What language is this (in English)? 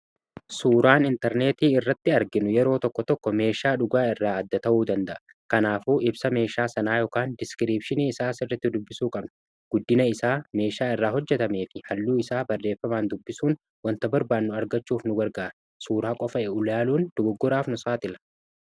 Oromo